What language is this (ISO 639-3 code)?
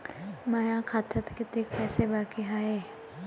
mar